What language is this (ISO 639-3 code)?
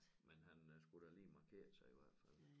dan